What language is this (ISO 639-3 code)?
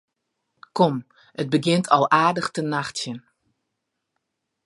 fry